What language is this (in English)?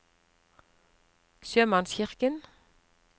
Norwegian